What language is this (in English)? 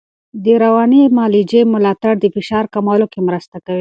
Pashto